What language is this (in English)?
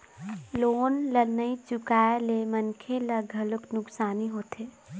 Chhattisgarhi